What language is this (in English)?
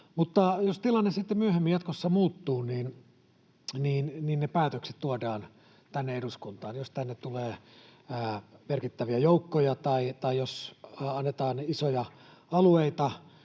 Finnish